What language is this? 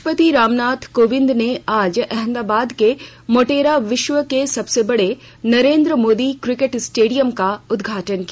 Hindi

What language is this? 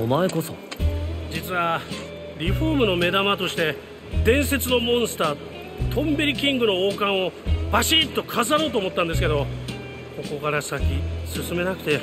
Japanese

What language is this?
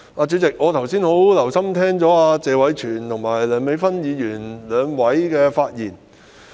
Cantonese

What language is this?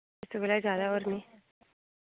Dogri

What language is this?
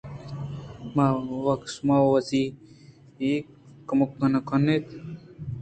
Eastern Balochi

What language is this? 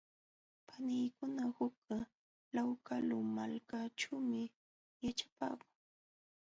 Jauja Wanca Quechua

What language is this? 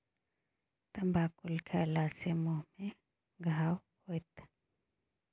Maithili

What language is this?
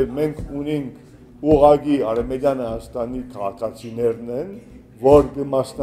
Turkish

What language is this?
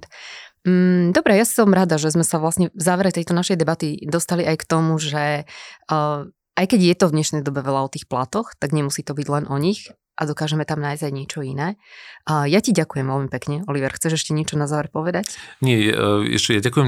Slovak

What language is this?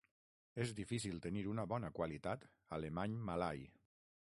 Catalan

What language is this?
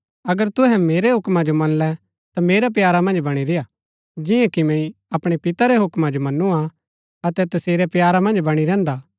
Gaddi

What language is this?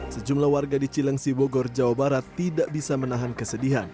Indonesian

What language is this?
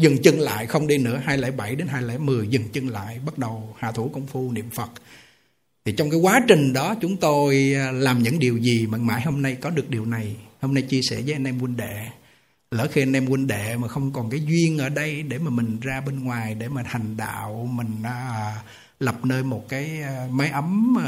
Vietnamese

